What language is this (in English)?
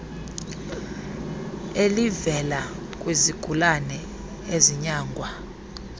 Xhosa